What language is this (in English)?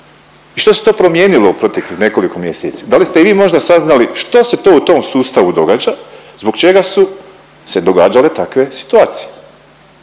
Croatian